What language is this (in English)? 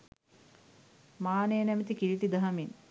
Sinhala